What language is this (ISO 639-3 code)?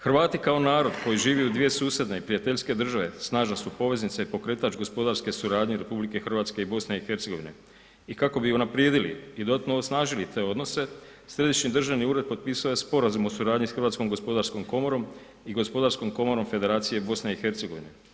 hrv